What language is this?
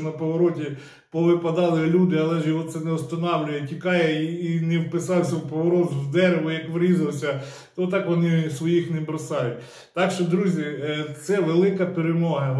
Ukrainian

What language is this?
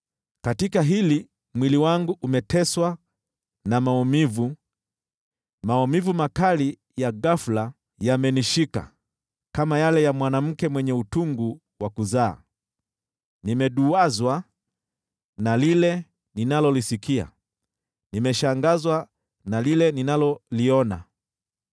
Swahili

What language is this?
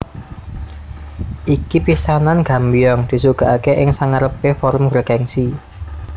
Javanese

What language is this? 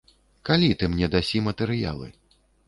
Belarusian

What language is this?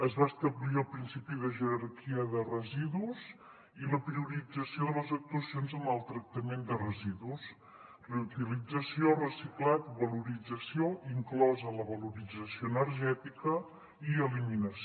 Catalan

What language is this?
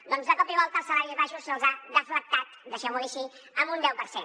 Catalan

